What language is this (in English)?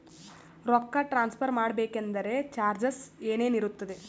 Kannada